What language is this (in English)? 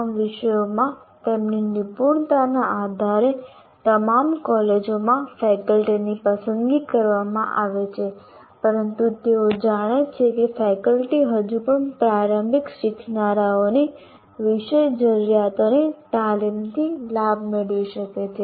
Gujarati